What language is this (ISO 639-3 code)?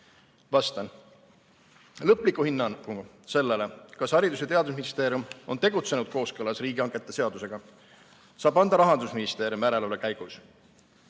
est